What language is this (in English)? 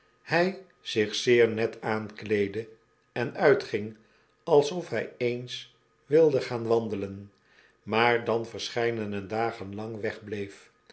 Dutch